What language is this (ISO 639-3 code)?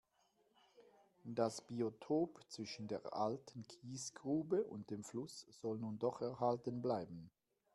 deu